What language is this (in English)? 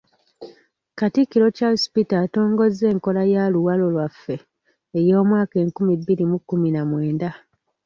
Ganda